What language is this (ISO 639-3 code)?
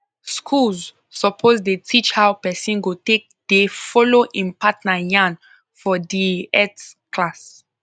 pcm